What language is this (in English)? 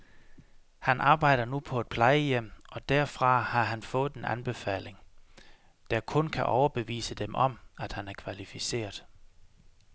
Danish